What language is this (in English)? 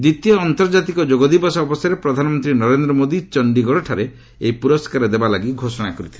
Odia